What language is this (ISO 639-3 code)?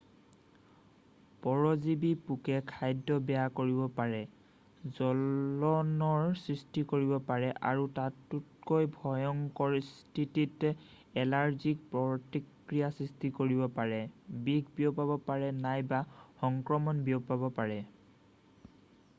asm